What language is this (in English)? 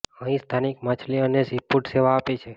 Gujarati